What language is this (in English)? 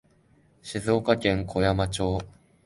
Japanese